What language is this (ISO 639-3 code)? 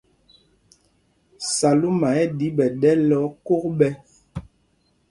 mgg